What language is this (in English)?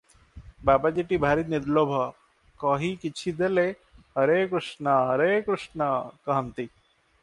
Odia